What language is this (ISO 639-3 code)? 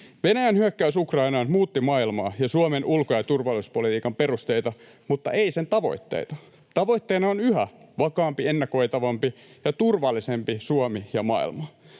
fin